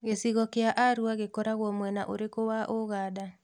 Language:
Kikuyu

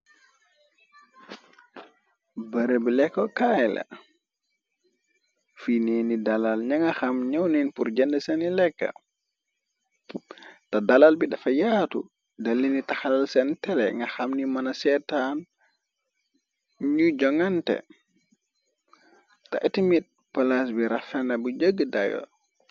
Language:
Wolof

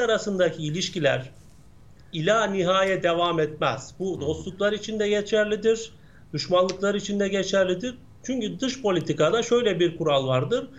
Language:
Turkish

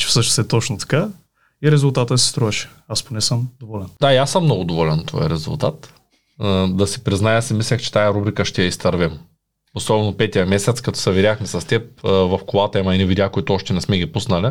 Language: Bulgarian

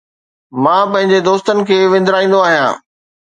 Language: Sindhi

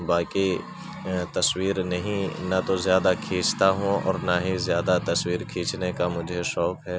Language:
Urdu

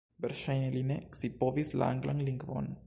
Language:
Esperanto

